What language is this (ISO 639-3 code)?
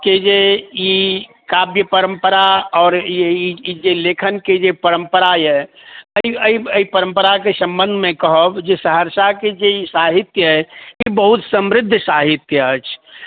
mai